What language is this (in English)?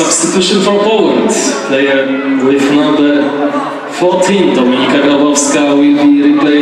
Polish